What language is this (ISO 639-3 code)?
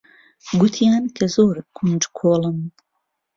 ckb